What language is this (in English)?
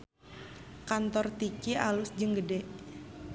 Sundanese